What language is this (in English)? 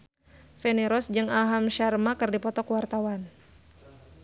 Sundanese